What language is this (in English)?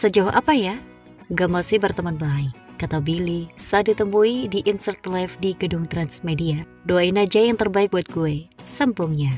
Indonesian